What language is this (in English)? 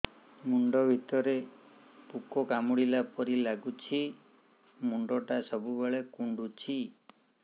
Odia